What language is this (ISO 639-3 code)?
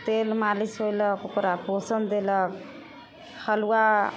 mai